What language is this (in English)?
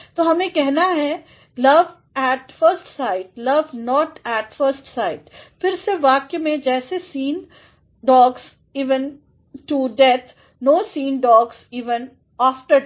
Hindi